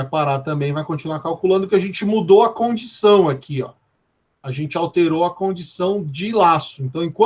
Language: Portuguese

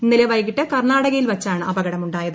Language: Malayalam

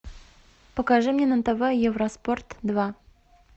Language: Russian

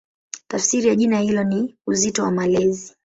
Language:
Swahili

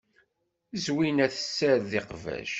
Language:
Kabyle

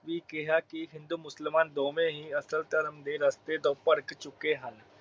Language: Punjabi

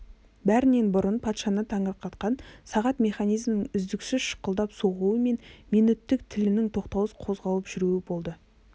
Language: Kazakh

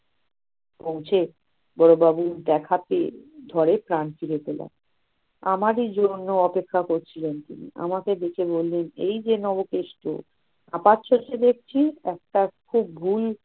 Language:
Bangla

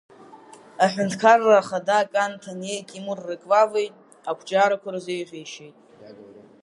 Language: Abkhazian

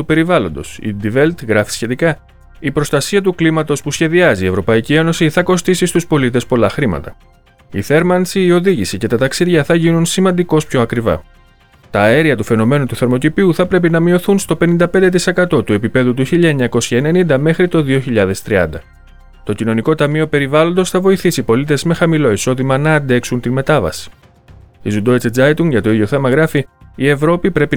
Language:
Greek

